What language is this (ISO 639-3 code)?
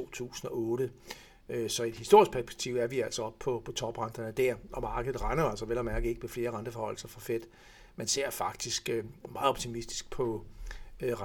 dan